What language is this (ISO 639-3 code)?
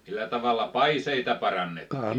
fin